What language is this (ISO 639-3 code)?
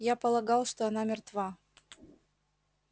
rus